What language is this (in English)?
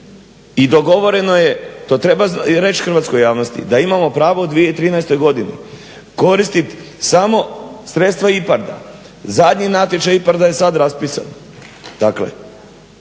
Croatian